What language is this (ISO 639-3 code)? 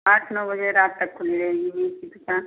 hin